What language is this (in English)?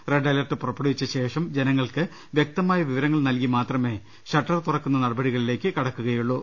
Malayalam